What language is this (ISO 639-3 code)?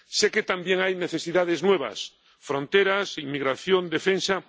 spa